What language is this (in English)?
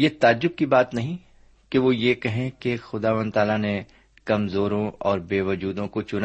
Urdu